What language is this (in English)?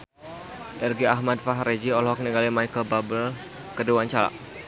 Sundanese